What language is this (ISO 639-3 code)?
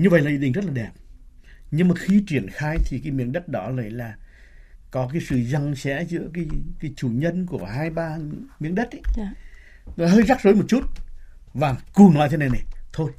vie